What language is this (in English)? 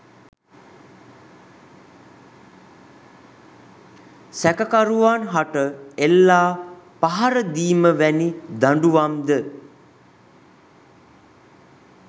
Sinhala